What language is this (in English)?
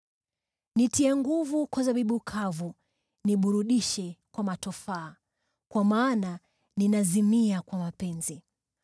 Swahili